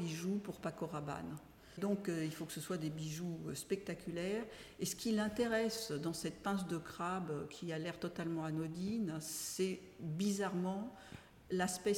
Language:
French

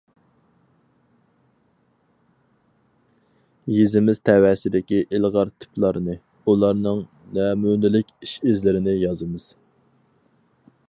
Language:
Uyghur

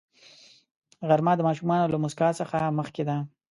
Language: Pashto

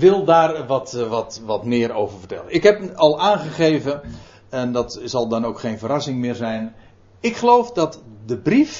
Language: Dutch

